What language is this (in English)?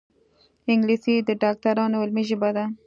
Pashto